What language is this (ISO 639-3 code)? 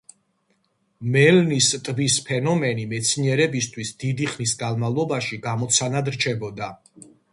kat